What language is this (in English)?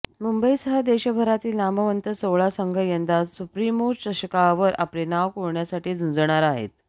Marathi